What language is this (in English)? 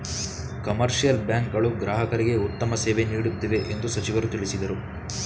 Kannada